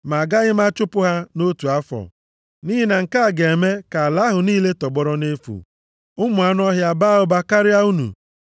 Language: Igbo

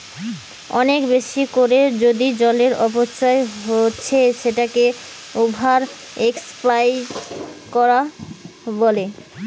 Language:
Bangla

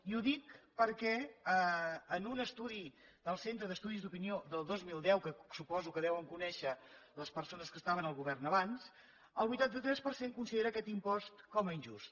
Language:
Catalan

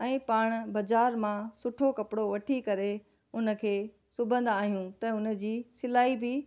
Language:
Sindhi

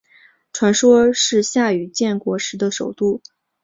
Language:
Chinese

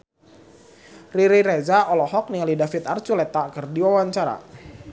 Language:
Sundanese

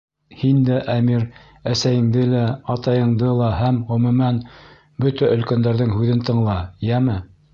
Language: Bashkir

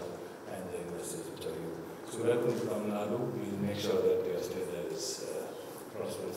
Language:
English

